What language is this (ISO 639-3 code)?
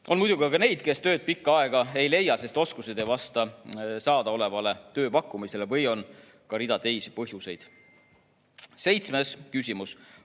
est